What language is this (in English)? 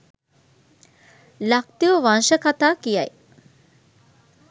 Sinhala